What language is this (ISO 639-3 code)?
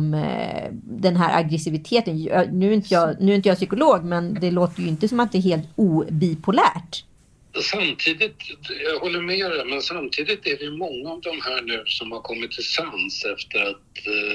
swe